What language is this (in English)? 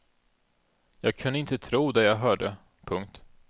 Swedish